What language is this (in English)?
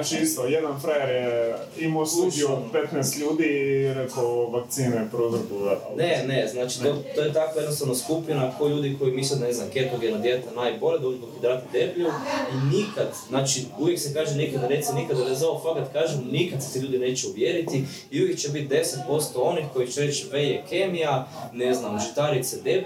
Croatian